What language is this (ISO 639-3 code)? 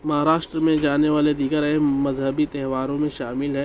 urd